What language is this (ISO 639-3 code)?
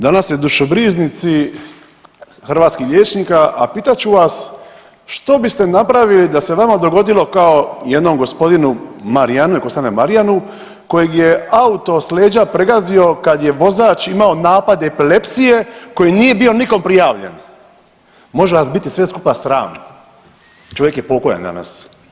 hrv